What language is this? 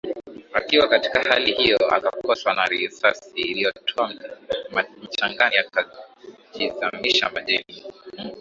Swahili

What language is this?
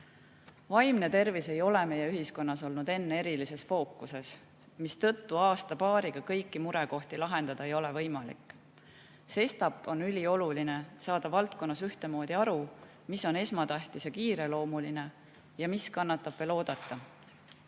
Estonian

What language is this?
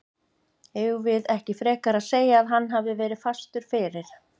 Icelandic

